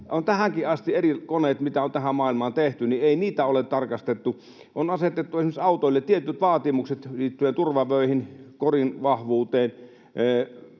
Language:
Finnish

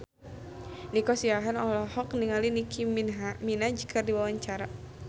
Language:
Sundanese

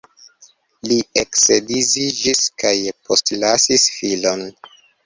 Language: Esperanto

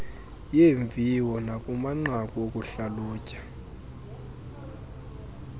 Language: Xhosa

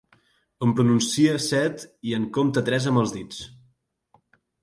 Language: Catalan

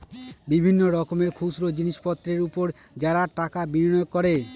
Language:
Bangla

